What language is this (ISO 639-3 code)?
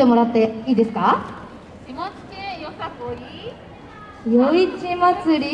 jpn